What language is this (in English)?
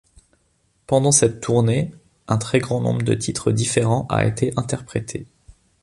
French